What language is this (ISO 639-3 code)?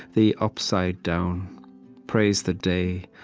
eng